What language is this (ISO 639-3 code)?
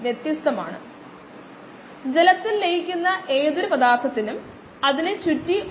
mal